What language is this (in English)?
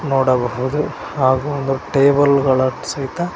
Kannada